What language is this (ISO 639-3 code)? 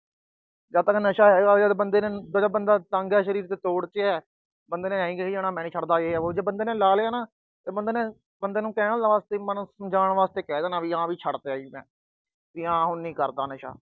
pan